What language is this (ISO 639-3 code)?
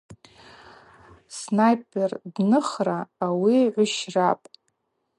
abq